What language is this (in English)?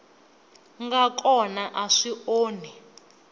Tsonga